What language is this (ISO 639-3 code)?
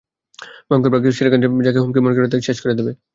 ben